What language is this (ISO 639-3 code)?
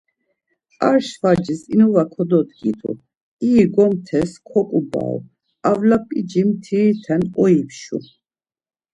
lzz